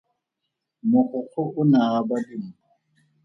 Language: Tswana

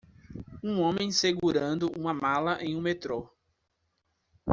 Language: Portuguese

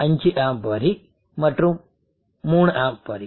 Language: Tamil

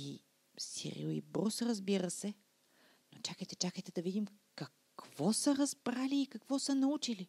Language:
Bulgarian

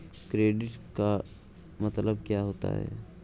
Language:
Hindi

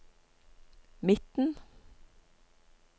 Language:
Norwegian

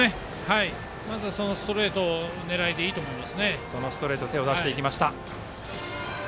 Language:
Japanese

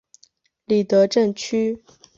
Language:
Chinese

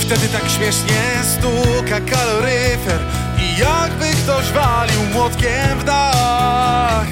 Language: Polish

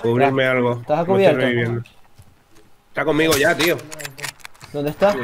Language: Spanish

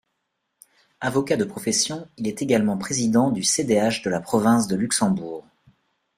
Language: French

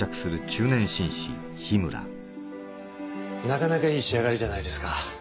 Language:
Japanese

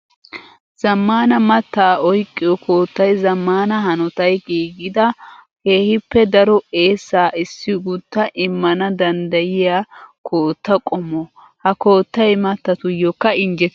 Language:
Wolaytta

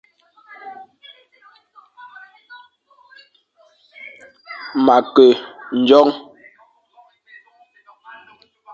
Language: Fang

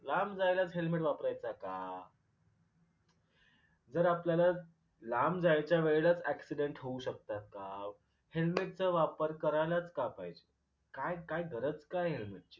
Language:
Marathi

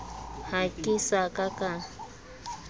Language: Southern Sotho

